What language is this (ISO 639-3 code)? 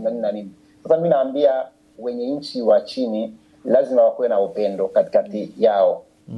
swa